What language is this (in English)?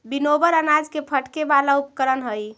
Magahi